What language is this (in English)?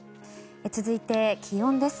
Japanese